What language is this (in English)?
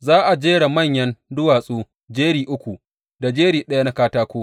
Hausa